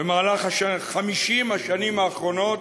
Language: Hebrew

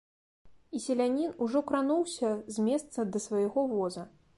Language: Belarusian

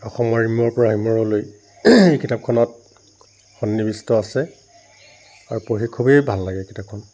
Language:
Assamese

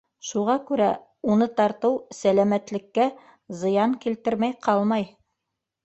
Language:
Bashkir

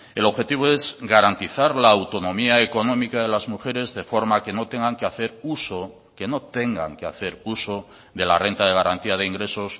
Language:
Spanish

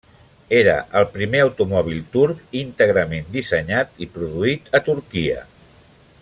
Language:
Catalan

